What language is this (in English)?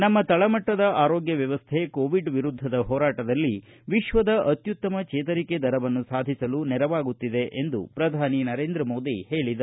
Kannada